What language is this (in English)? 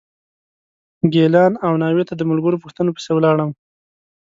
Pashto